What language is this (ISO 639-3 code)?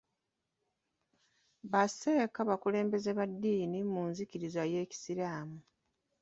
lug